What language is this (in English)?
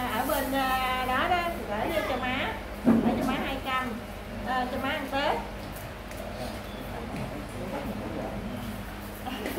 Vietnamese